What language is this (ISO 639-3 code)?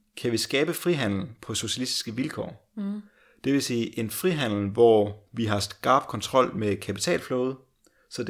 dan